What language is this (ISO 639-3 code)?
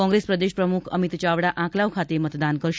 guj